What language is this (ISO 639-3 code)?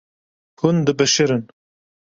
kur